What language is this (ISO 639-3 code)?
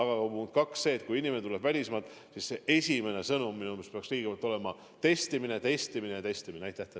est